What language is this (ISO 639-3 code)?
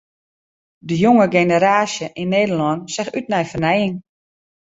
fry